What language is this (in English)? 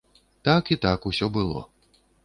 Belarusian